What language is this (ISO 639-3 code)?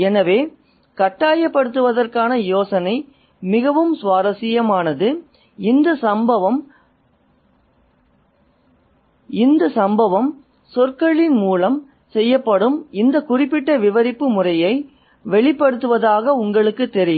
tam